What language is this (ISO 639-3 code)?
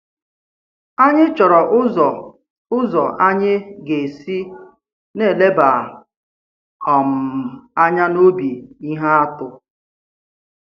ibo